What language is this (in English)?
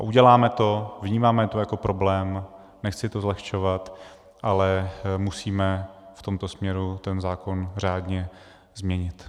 Czech